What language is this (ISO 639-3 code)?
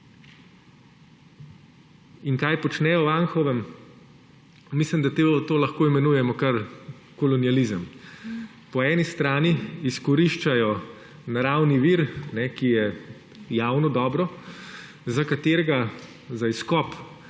slv